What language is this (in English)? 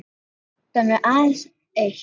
Icelandic